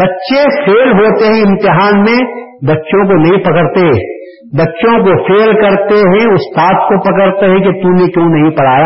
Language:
Urdu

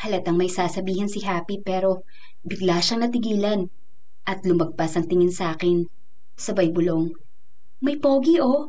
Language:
Filipino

